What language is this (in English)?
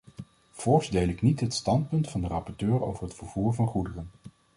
Dutch